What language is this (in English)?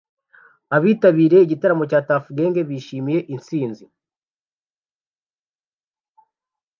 Kinyarwanda